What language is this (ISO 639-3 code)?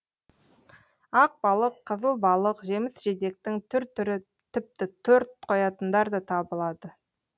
kaz